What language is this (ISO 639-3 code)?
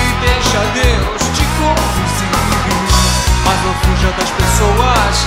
por